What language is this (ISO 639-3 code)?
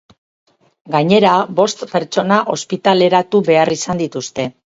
eus